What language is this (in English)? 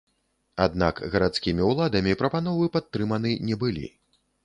Belarusian